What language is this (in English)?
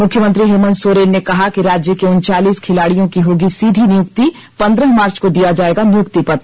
Hindi